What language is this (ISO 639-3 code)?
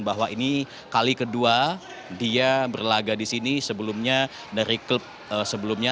ind